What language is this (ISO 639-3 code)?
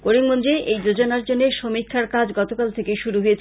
ben